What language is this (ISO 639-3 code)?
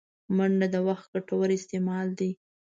pus